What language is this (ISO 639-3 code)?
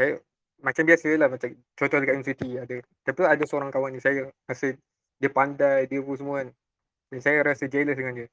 msa